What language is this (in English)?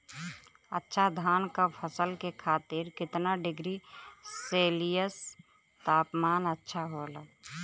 Bhojpuri